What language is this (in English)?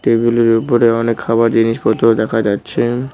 Bangla